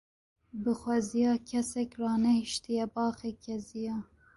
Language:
Kurdish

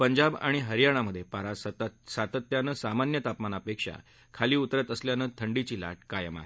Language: Marathi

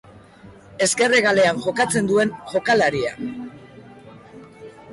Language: Basque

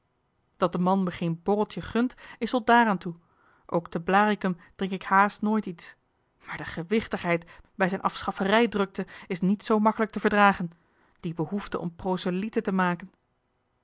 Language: Dutch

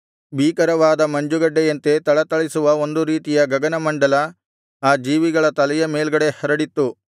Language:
Kannada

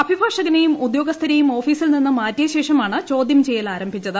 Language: Malayalam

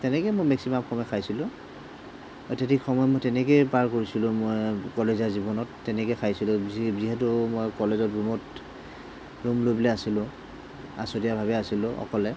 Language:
Assamese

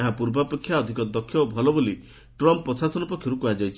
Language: Odia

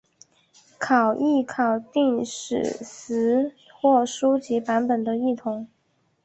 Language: Chinese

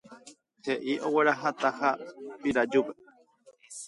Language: Guarani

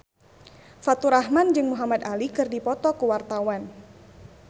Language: Sundanese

